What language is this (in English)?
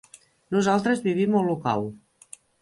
Catalan